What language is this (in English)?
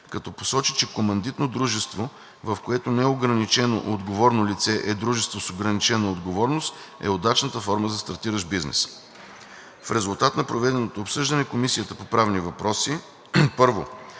Bulgarian